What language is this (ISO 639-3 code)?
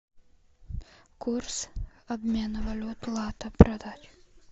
rus